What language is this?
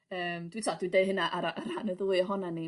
Welsh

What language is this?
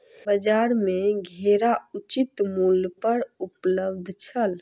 Maithili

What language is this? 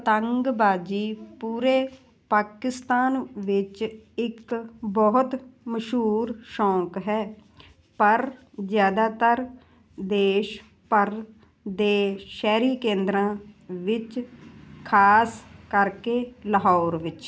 Punjabi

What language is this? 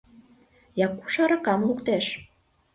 Mari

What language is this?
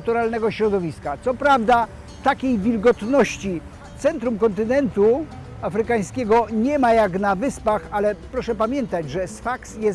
Polish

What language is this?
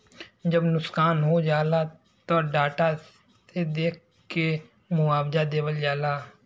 Bhojpuri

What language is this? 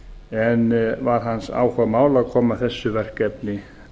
Icelandic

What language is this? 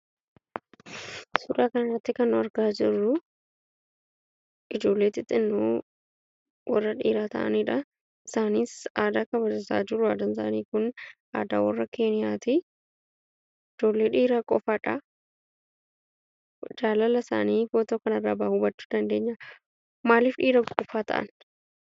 Oromo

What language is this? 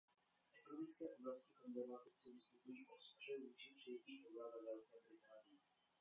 Czech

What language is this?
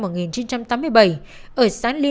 Vietnamese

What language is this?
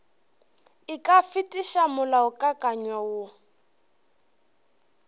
Northern Sotho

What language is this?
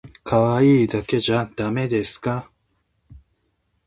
Japanese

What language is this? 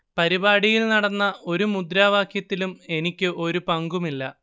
Malayalam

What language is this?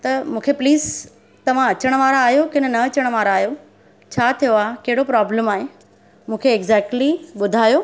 Sindhi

